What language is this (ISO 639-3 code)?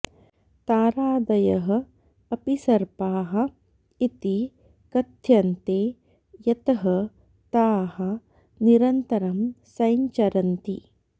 san